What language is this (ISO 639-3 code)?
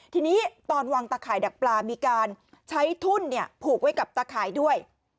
tha